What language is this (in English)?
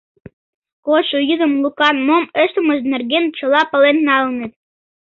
Mari